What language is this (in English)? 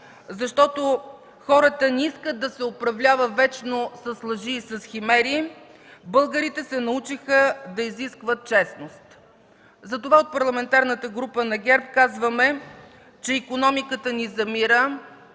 Bulgarian